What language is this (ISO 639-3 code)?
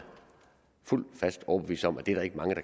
dan